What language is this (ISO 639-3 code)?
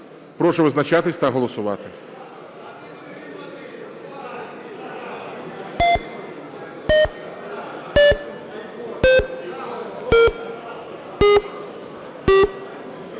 ukr